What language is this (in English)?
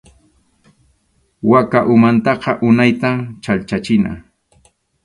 Arequipa-La Unión Quechua